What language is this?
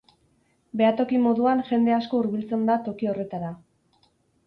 Basque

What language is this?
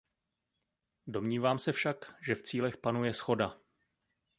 Czech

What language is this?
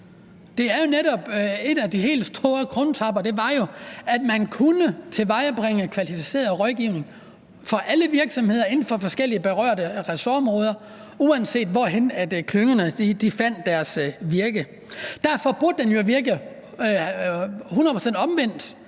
Danish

